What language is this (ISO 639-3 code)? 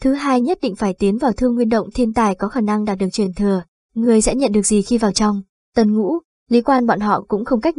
vie